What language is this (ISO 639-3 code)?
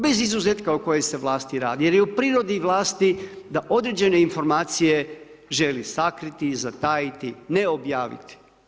hrv